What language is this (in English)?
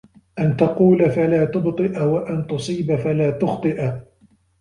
Arabic